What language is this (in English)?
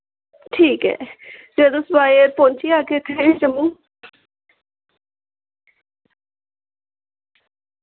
Dogri